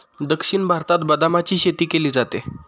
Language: Marathi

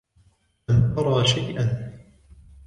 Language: Arabic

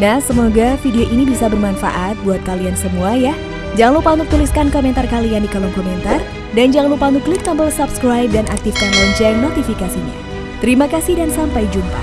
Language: Indonesian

